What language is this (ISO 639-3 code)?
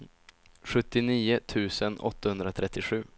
swe